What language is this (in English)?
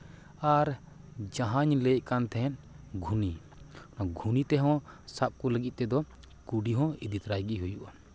Santali